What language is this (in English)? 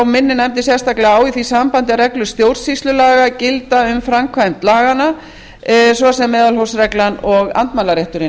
Icelandic